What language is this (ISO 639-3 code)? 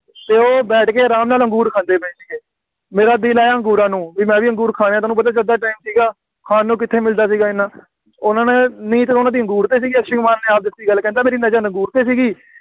pan